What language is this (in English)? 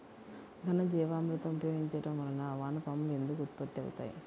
Telugu